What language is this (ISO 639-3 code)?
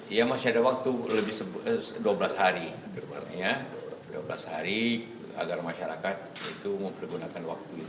ind